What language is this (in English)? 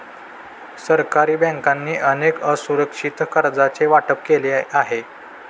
Marathi